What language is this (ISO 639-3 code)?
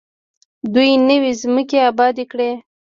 pus